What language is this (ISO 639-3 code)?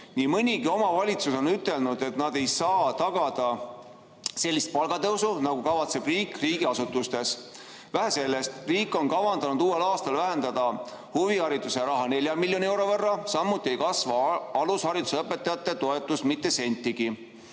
est